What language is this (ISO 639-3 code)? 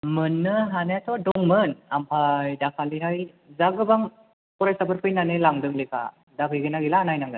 brx